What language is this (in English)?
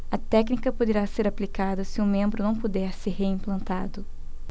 Portuguese